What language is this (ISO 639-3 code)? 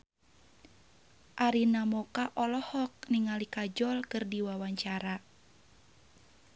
sun